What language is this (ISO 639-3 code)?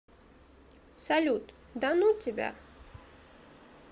rus